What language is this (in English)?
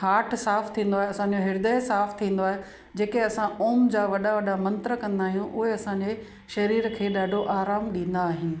Sindhi